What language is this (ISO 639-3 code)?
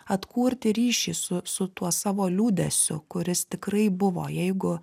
lit